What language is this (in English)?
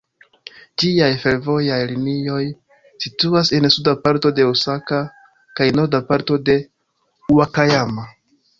Esperanto